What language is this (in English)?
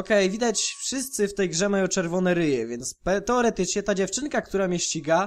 Polish